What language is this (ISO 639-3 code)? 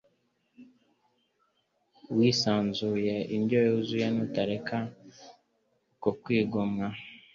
kin